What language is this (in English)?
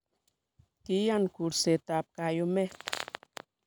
Kalenjin